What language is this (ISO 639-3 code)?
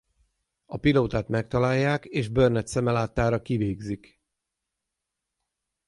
hun